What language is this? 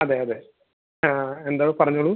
Malayalam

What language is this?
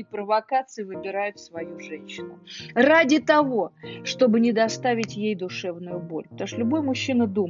Russian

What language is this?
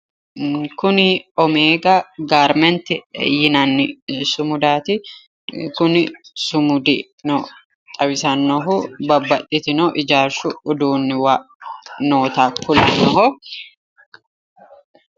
Sidamo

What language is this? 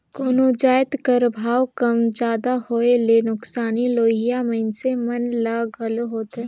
Chhattisgarhi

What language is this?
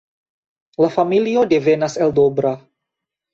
Esperanto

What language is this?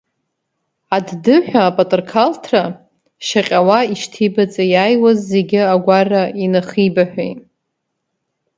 Abkhazian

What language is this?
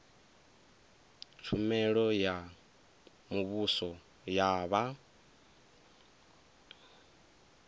Venda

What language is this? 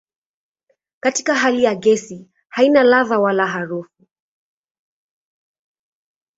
Swahili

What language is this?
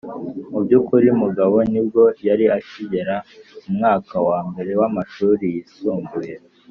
Kinyarwanda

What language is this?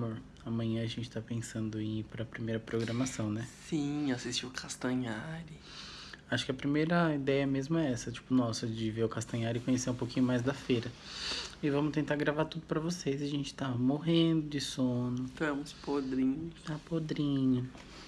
Portuguese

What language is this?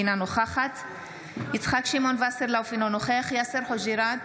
Hebrew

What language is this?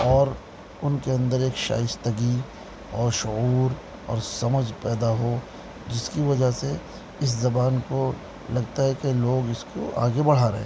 Urdu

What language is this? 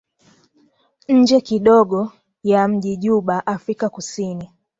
Swahili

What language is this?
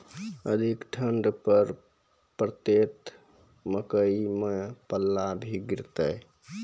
Maithili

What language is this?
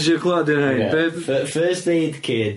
Welsh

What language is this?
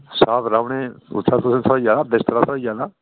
Dogri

